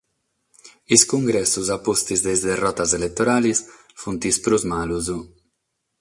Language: Sardinian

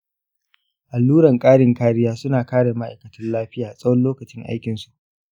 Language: Hausa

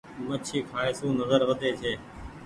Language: Goaria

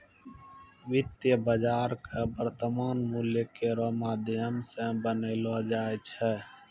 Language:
Maithili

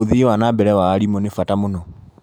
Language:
Kikuyu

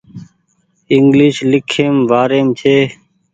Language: Goaria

